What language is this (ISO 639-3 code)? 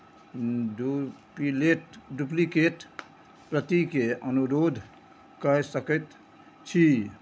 mai